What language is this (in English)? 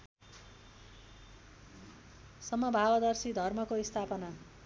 Nepali